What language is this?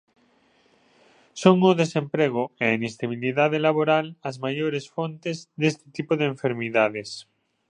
Galician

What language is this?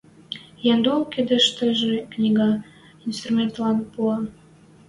Western Mari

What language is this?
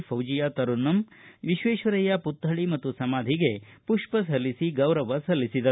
Kannada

